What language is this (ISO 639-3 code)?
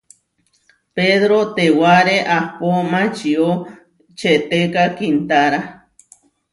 var